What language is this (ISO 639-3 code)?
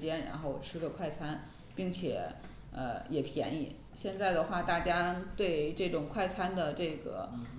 zho